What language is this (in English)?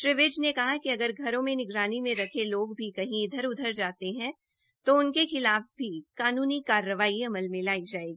Hindi